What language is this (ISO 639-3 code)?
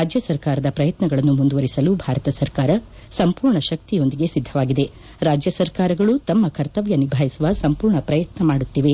kan